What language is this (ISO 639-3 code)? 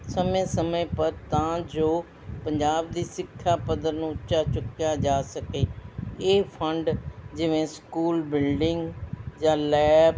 pan